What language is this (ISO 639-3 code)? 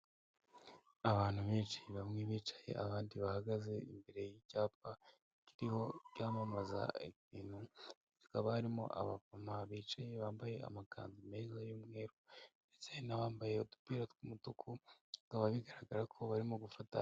kin